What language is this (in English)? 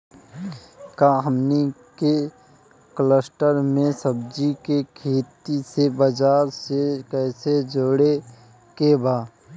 Bhojpuri